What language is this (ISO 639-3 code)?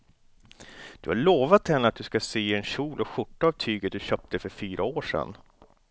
swe